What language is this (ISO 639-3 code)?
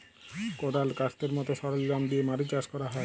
ben